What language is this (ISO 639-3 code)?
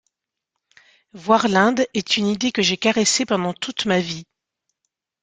fra